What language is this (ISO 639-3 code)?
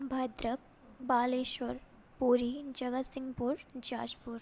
san